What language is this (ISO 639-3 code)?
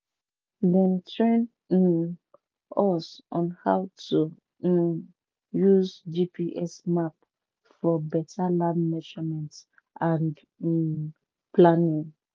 pcm